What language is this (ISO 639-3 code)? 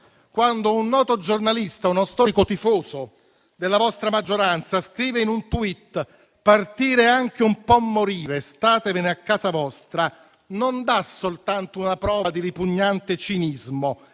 ita